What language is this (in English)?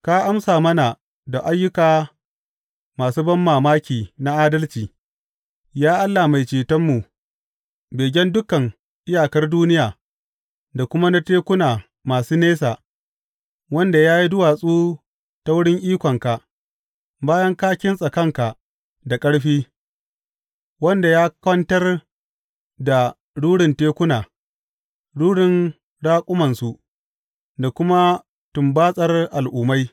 Hausa